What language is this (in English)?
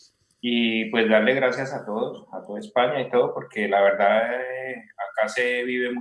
Spanish